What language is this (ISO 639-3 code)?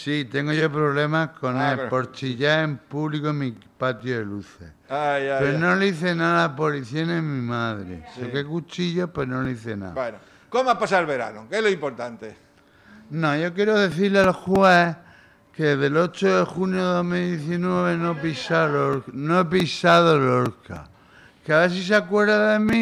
spa